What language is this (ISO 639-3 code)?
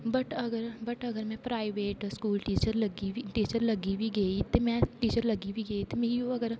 doi